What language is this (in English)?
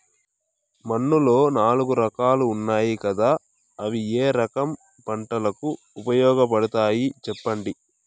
Telugu